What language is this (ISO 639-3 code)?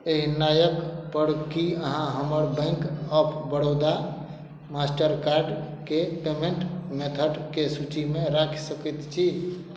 mai